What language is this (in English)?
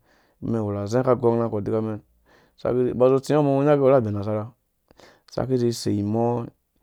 Dũya